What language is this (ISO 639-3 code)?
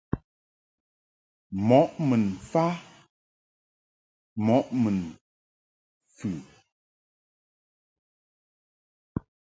mhk